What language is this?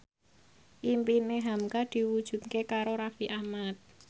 Javanese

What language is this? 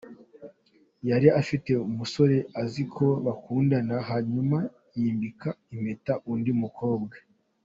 Kinyarwanda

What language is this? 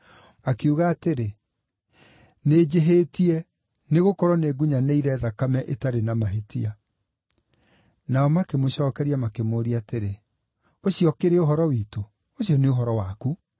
Kikuyu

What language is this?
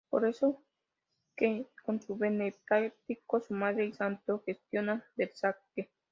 Spanish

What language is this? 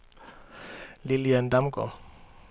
Danish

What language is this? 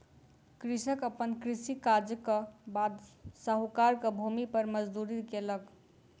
Maithili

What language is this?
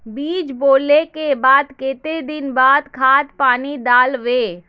Magahi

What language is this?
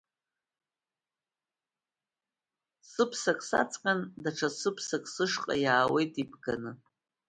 Abkhazian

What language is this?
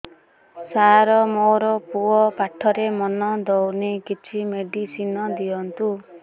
Odia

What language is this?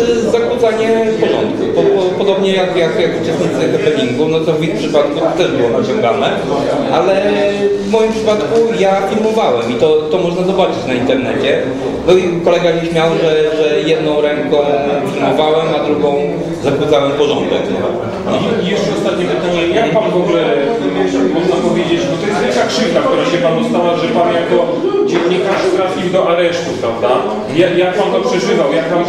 Polish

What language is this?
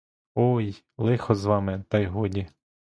Ukrainian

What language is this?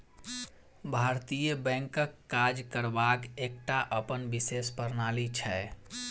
Maithili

